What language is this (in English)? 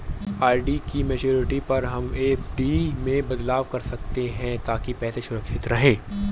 Hindi